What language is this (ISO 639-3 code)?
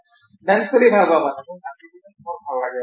asm